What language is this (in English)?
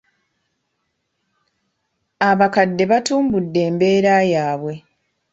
Ganda